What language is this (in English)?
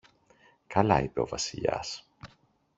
Greek